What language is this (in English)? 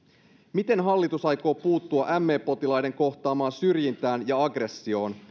Finnish